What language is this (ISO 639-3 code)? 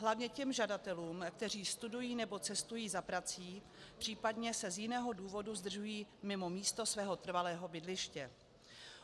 ces